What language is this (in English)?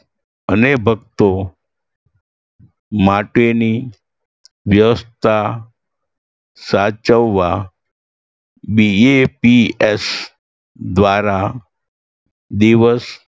Gujarati